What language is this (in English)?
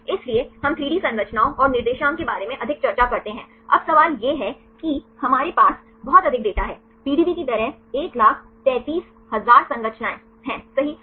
Hindi